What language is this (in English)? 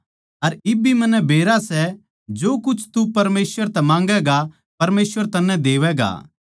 Haryanvi